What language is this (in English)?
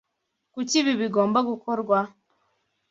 Kinyarwanda